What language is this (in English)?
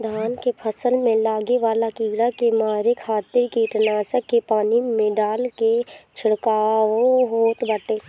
Bhojpuri